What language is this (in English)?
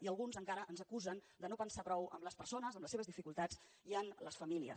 Catalan